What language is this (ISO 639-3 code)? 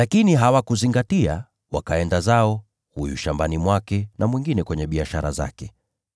swa